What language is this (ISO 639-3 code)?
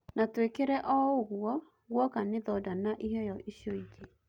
kik